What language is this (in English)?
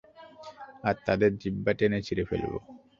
Bangla